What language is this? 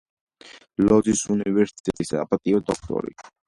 Georgian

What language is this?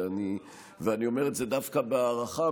Hebrew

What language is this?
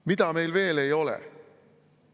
Estonian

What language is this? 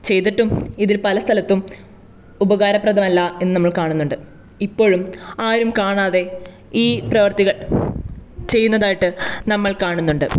Malayalam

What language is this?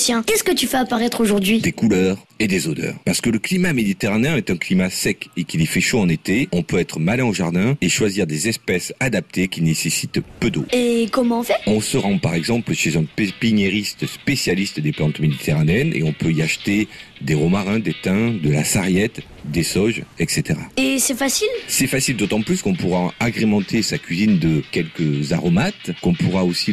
French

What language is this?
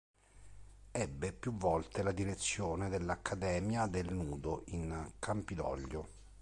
Italian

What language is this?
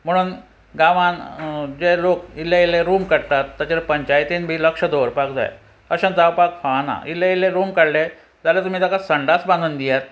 Konkani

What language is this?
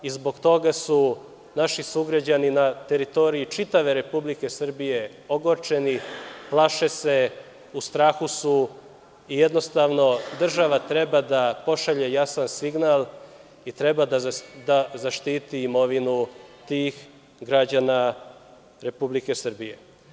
Serbian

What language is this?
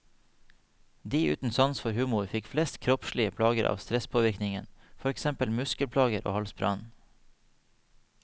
Norwegian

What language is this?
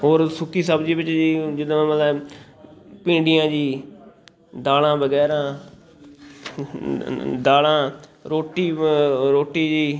Punjabi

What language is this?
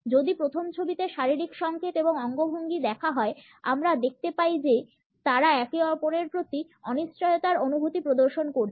Bangla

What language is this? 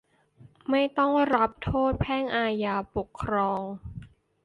Thai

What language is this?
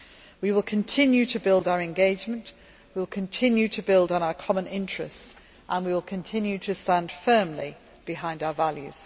English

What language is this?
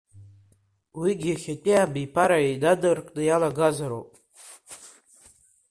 Abkhazian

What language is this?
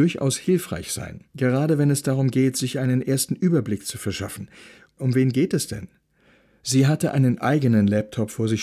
German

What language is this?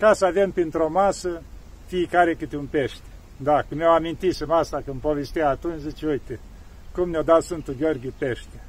Romanian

